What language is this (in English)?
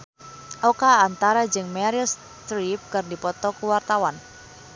Sundanese